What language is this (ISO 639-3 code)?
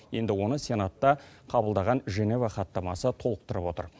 kaz